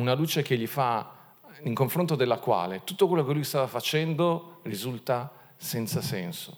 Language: Italian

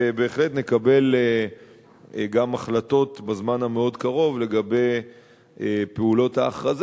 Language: Hebrew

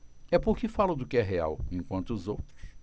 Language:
Portuguese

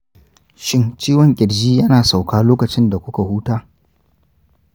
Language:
Hausa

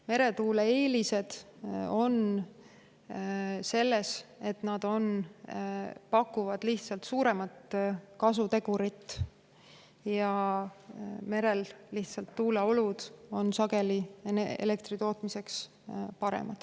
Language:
Estonian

